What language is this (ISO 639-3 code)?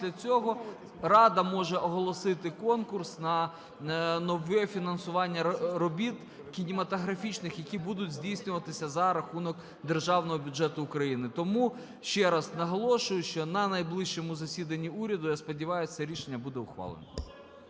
ukr